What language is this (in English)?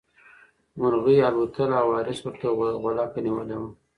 Pashto